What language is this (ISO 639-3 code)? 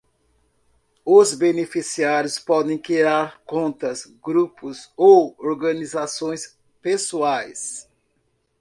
por